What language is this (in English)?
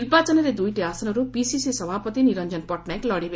Odia